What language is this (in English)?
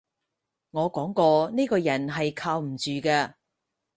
Cantonese